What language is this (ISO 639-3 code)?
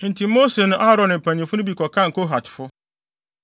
aka